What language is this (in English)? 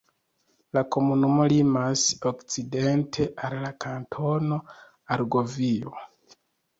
Esperanto